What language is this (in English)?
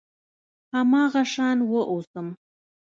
Pashto